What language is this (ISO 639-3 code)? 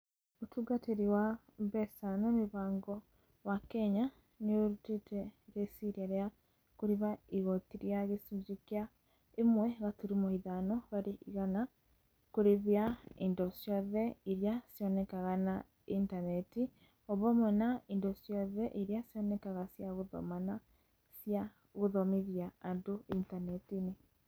kik